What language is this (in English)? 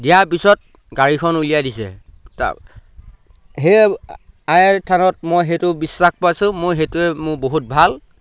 Assamese